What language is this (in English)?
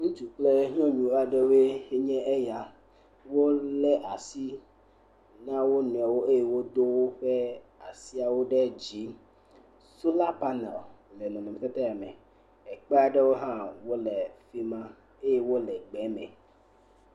Ewe